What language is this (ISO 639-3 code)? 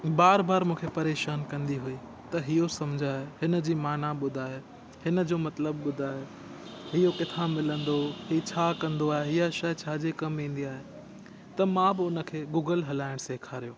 snd